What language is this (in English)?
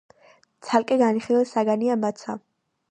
Georgian